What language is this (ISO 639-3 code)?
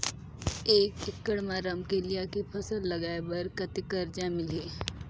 hne